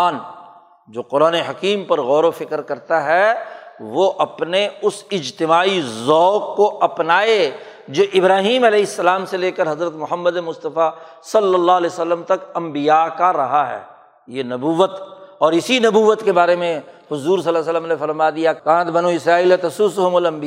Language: Urdu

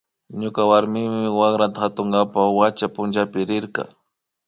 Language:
Imbabura Highland Quichua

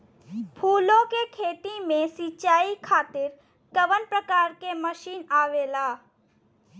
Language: Bhojpuri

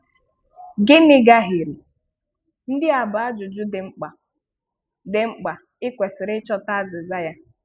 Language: Igbo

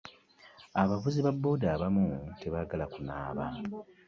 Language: Ganda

